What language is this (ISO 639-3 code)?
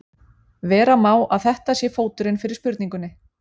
isl